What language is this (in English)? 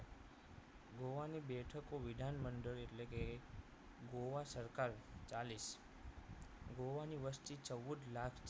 Gujarati